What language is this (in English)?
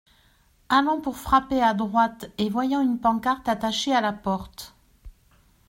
French